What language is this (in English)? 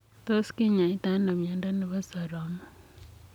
Kalenjin